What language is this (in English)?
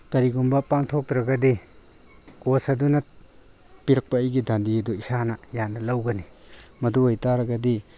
Manipuri